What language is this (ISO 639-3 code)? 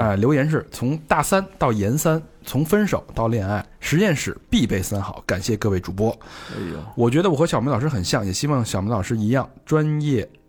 zho